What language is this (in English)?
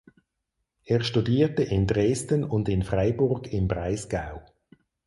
German